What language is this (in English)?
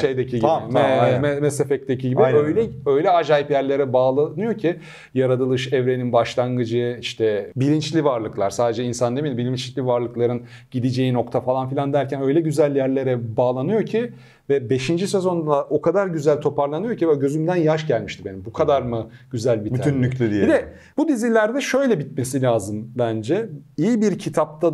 Turkish